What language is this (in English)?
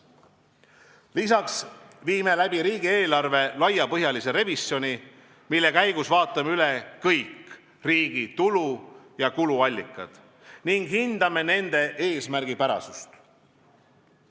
Estonian